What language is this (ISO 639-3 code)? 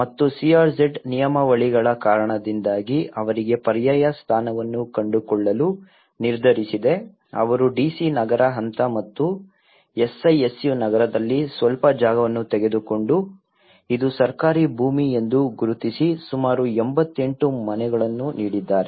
kan